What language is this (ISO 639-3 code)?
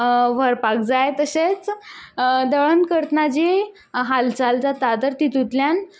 kok